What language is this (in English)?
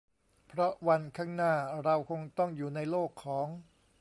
Thai